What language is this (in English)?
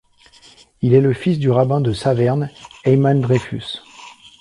French